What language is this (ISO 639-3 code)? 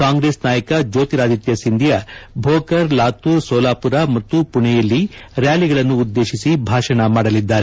kan